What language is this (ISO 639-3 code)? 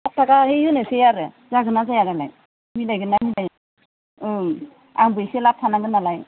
brx